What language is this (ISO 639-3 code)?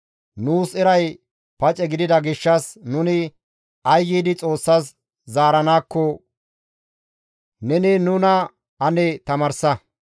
gmv